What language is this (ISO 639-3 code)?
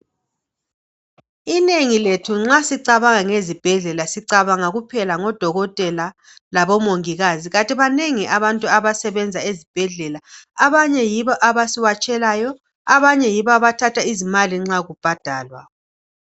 nde